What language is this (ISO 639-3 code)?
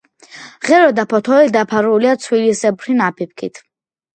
kat